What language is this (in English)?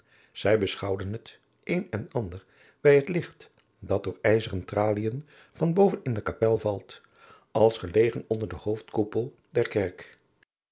Dutch